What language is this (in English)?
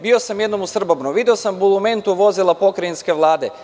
Serbian